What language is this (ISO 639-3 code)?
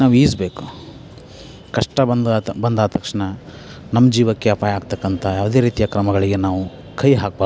kan